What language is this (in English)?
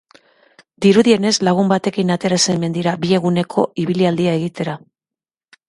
Basque